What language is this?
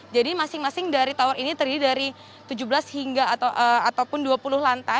Indonesian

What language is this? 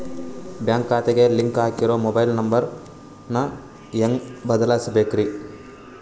Kannada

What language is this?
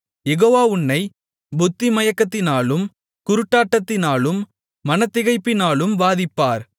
Tamil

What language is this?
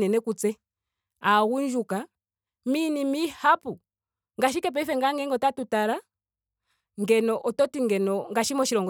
Ndonga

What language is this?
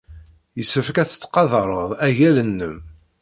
Kabyle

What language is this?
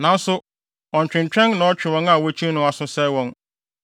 Akan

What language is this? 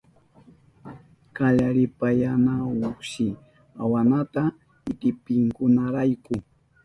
Southern Pastaza Quechua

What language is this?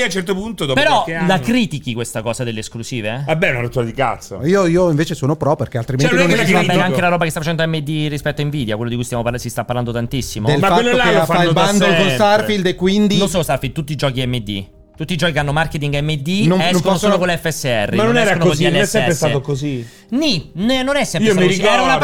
Italian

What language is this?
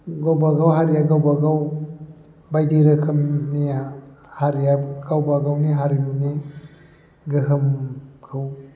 Bodo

